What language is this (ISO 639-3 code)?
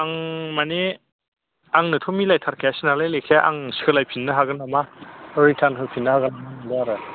brx